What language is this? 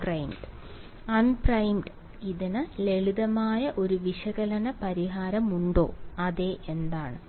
Malayalam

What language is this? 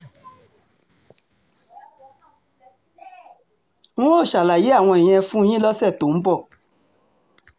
Yoruba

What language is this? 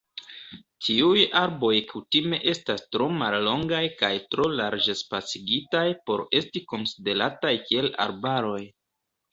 Esperanto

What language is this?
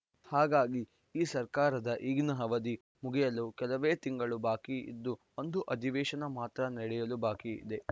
Kannada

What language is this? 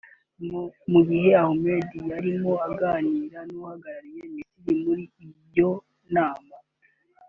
Kinyarwanda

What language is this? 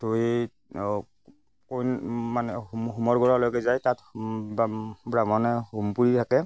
Assamese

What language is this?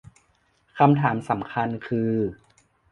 Thai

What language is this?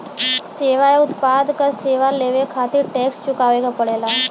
Bhojpuri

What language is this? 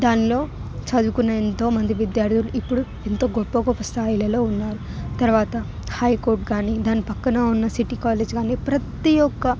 Telugu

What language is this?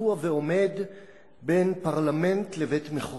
Hebrew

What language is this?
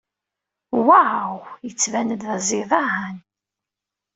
Kabyle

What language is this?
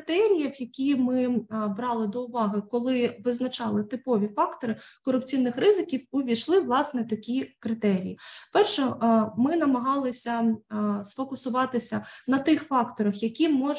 Ukrainian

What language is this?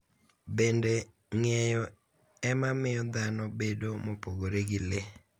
Luo (Kenya and Tanzania)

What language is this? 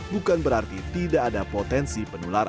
Indonesian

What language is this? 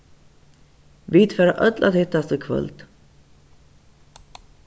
Faroese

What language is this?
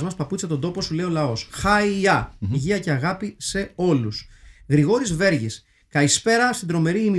Greek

